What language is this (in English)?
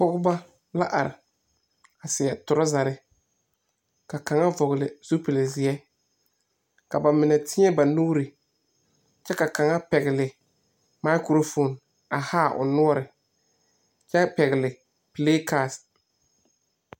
Southern Dagaare